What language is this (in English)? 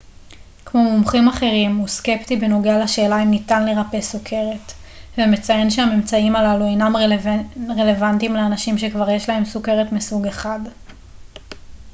Hebrew